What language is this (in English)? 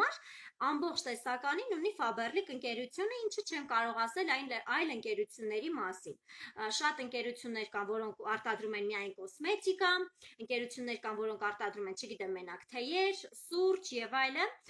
Turkish